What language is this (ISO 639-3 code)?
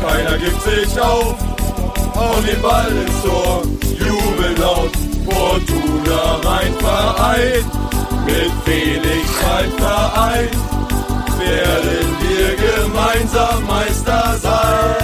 deu